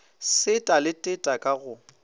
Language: Northern Sotho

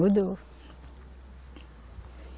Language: Portuguese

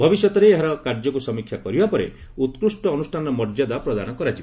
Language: Odia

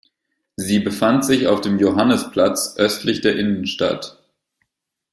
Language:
German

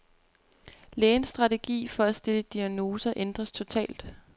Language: Danish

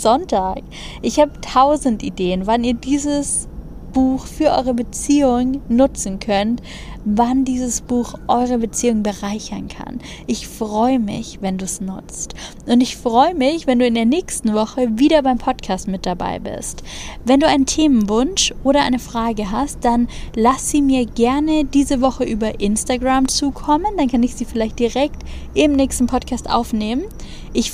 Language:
German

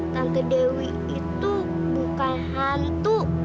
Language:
Indonesian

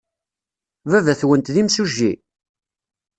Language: Kabyle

